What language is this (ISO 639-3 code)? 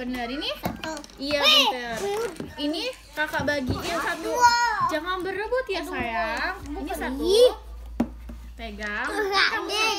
ind